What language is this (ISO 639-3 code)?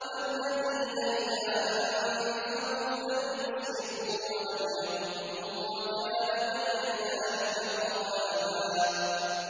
ara